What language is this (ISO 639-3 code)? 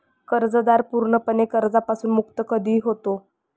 mar